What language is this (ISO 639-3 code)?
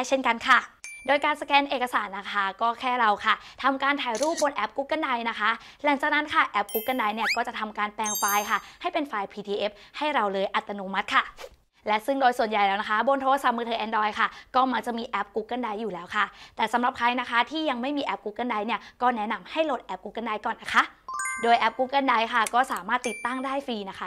tha